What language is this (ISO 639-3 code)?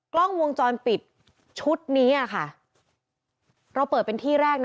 tha